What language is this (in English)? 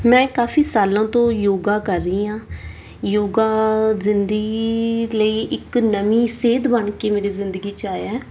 Punjabi